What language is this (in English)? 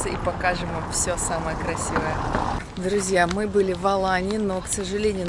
Russian